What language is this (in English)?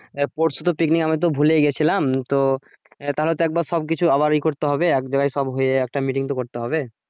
Bangla